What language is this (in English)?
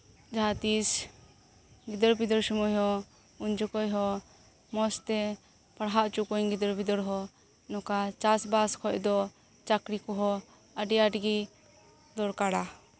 Santali